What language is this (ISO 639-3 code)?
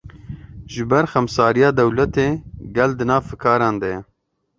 kur